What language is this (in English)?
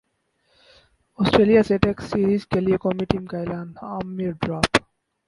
Urdu